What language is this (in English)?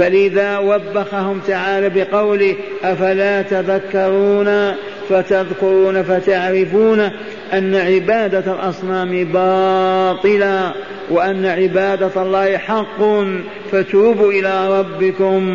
Arabic